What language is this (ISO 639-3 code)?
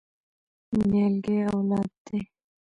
pus